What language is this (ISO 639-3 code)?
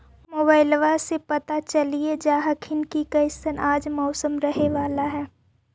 mag